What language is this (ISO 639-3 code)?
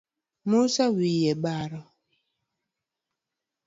luo